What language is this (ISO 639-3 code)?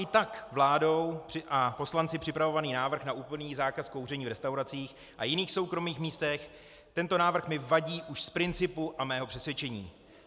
ces